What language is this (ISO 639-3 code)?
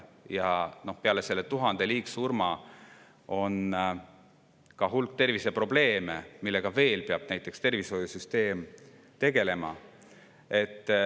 est